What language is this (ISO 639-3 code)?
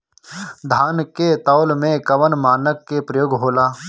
bho